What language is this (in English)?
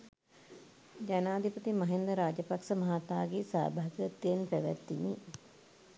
Sinhala